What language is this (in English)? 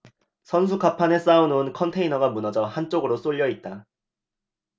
Korean